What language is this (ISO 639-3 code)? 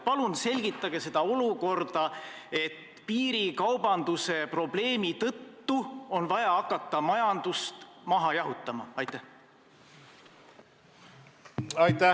est